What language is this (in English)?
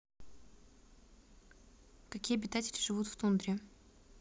Russian